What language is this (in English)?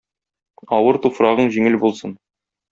Tatar